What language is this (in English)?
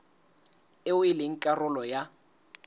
Southern Sotho